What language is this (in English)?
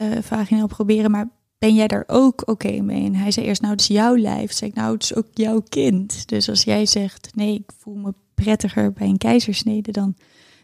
Dutch